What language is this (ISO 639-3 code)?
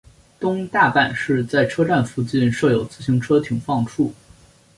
zho